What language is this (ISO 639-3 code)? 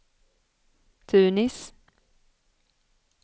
swe